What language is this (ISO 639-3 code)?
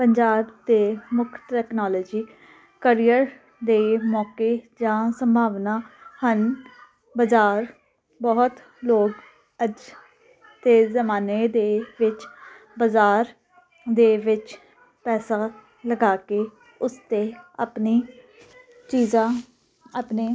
pan